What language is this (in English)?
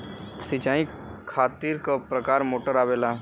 Bhojpuri